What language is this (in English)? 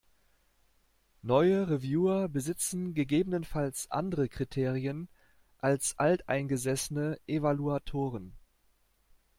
German